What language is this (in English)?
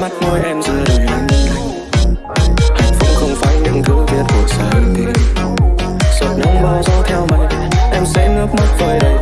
Vietnamese